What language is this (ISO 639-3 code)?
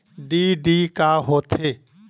hne